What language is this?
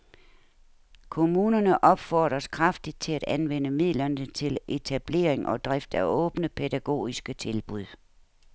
Danish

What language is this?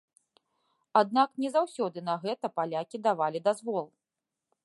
Belarusian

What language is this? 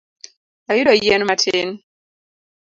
Luo (Kenya and Tanzania)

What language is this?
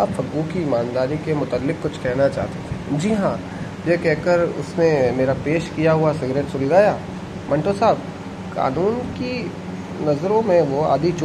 Hindi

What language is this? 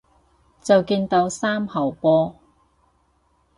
Cantonese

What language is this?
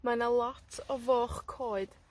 Welsh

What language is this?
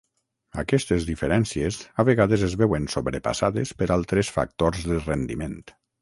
Catalan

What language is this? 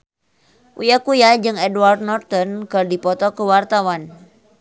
Sundanese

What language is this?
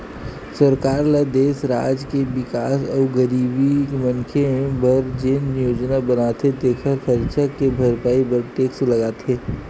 Chhattisgarhi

